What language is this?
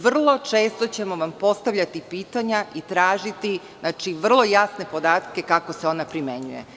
Serbian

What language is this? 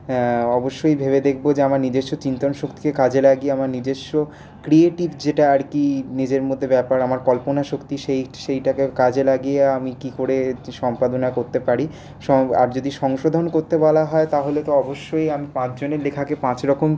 Bangla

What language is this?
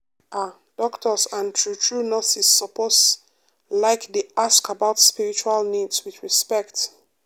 Nigerian Pidgin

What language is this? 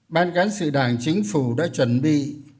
Vietnamese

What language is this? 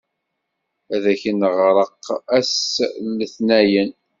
Kabyle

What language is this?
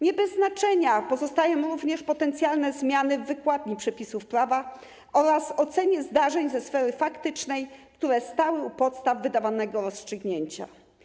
Polish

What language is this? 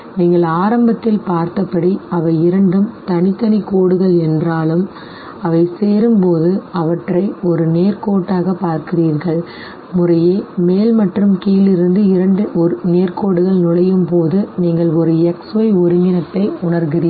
Tamil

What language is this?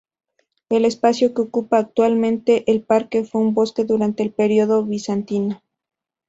Spanish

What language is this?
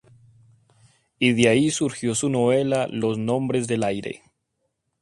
Spanish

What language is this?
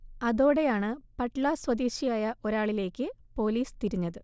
Malayalam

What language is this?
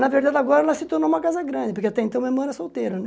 Portuguese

